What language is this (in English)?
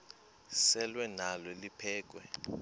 Xhosa